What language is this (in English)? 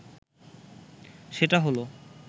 Bangla